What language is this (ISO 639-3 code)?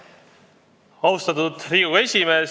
est